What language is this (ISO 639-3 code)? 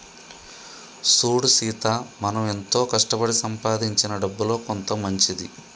tel